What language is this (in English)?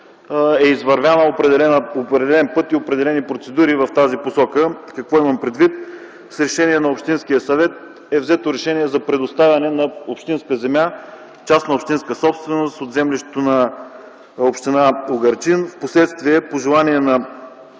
Bulgarian